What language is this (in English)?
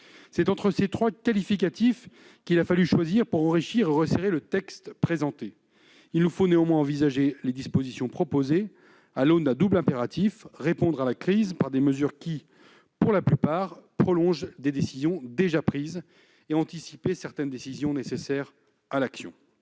French